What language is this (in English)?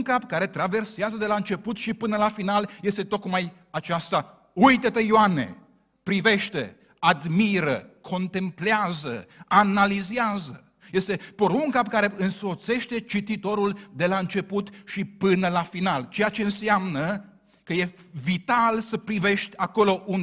Romanian